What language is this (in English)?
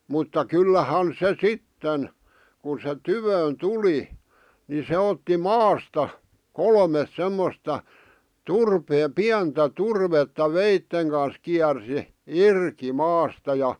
Finnish